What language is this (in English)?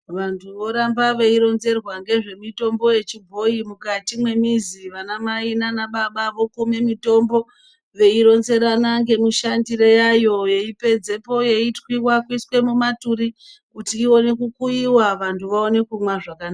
Ndau